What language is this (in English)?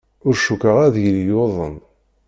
Kabyle